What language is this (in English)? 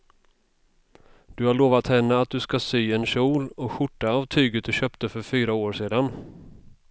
Swedish